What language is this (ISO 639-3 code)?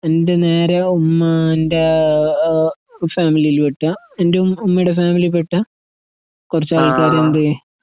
mal